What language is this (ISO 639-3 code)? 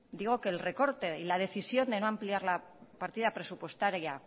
spa